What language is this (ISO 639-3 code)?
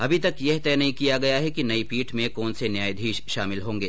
hin